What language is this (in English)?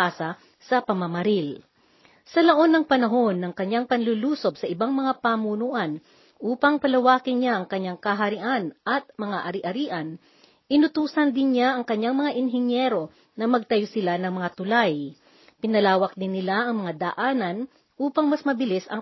Filipino